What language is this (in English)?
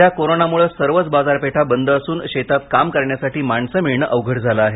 Marathi